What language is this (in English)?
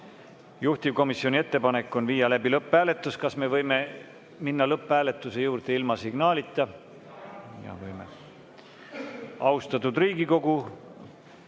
Estonian